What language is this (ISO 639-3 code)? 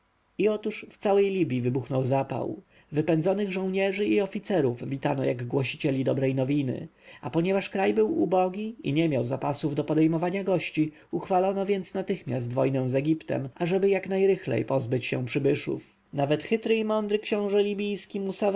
pol